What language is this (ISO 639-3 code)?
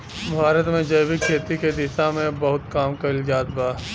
bho